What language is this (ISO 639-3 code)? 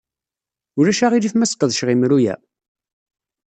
kab